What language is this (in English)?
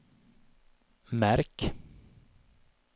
Swedish